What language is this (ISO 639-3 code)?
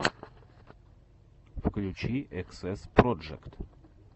rus